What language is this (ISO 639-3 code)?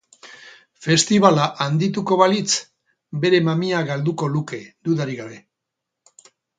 eus